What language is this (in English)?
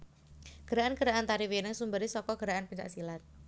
Javanese